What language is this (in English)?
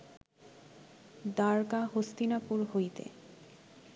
Bangla